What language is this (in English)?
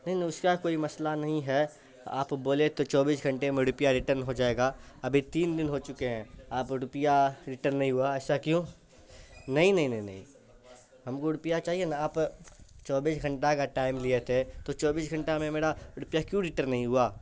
Urdu